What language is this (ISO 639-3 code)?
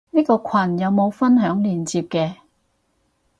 yue